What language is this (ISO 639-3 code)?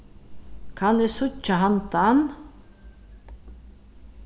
fao